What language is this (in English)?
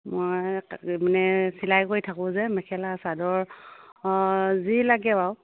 Assamese